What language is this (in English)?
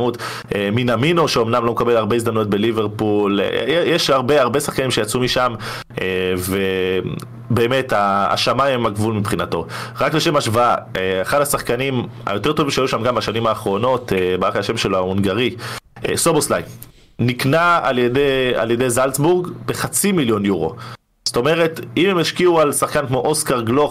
Hebrew